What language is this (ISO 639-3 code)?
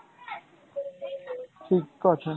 ben